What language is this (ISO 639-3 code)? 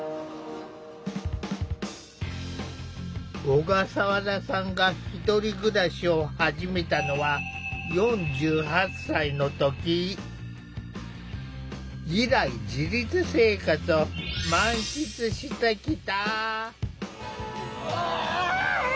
jpn